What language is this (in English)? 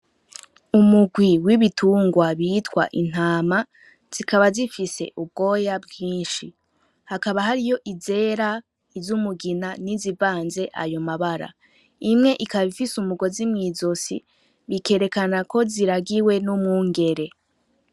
Rundi